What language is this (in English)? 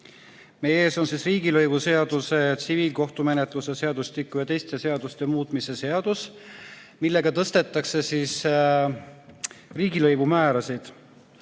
Estonian